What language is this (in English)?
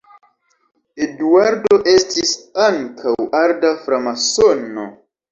Esperanto